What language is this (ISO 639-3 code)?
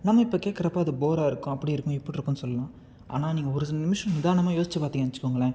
tam